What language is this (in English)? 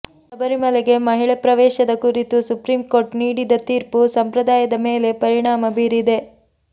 Kannada